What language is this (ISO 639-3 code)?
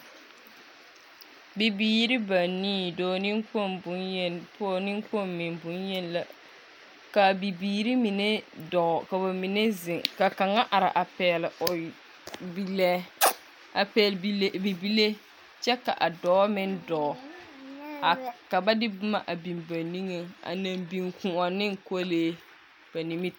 dga